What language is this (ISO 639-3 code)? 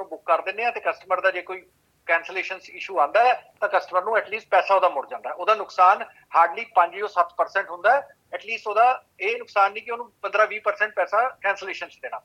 pan